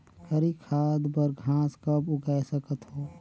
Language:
Chhattisgarhi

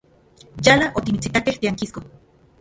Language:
Central Puebla Nahuatl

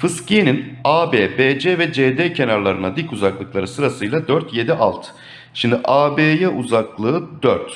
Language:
Turkish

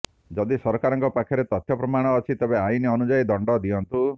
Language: Odia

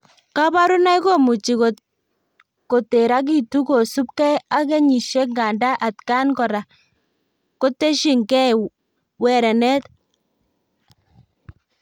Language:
Kalenjin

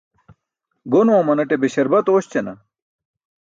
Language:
Burushaski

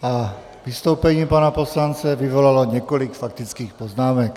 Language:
Czech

